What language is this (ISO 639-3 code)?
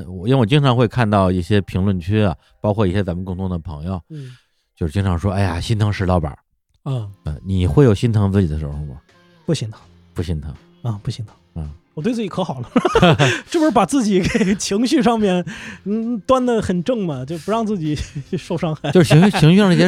zho